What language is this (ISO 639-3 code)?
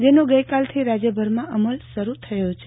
guj